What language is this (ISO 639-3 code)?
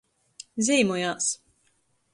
ltg